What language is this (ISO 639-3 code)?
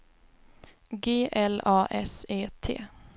swe